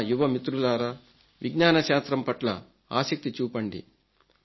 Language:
Telugu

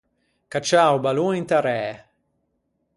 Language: Ligurian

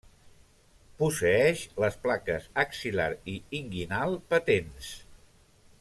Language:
Catalan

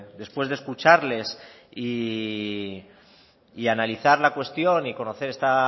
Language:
Spanish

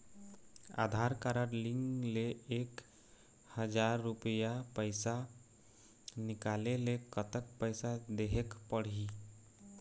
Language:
Chhattisgarhi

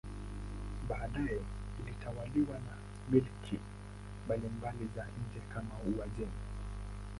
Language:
Swahili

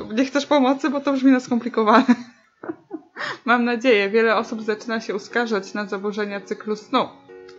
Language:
Polish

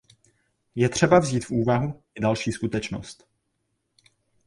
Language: Czech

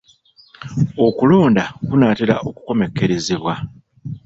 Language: Ganda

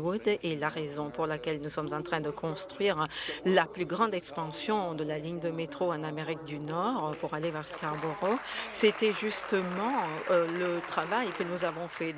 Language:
French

